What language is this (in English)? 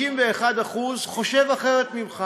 Hebrew